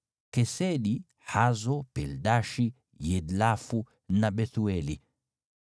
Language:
Swahili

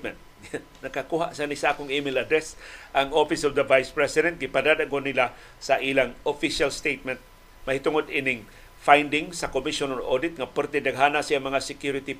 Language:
Filipino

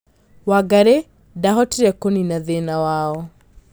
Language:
Kikuyu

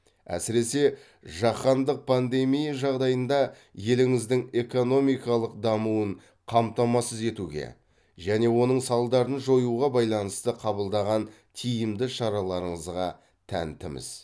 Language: Kazakh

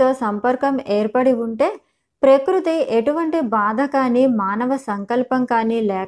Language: Telugu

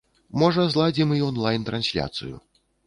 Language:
Belarusian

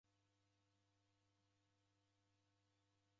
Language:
Taita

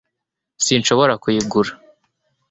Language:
Kinyarwanda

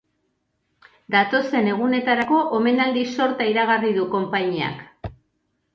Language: Basque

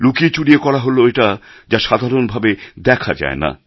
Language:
Bangla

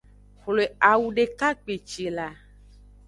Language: Aja (Benin)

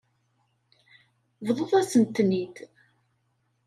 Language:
Kabyle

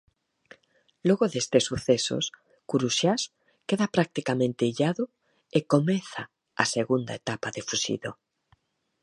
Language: Galician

